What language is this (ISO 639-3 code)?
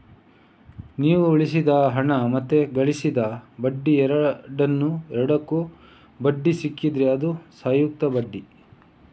kan